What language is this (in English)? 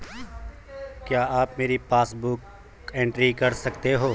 Hindi